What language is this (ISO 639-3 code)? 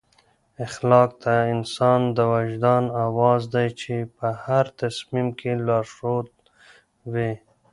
pus